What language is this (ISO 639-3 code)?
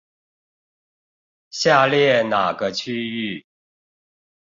zho